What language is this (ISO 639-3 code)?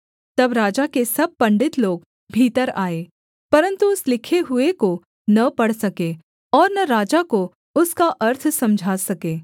hin